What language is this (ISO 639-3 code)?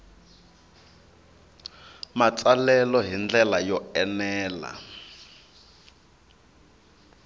tso